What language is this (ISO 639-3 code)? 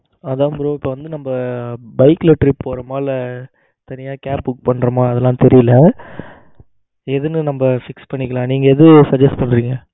tam